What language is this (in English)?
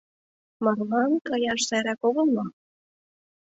Mari